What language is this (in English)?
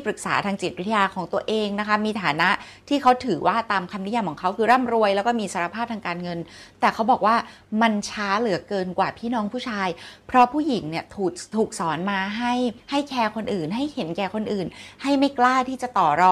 Thai